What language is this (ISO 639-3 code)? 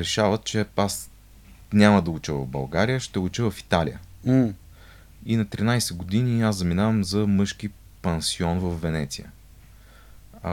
bul